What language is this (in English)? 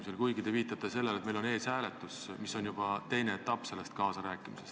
Estonian